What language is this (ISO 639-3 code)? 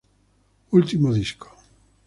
spa